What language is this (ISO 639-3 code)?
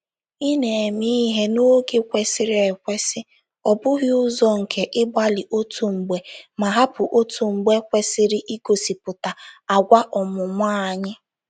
ibo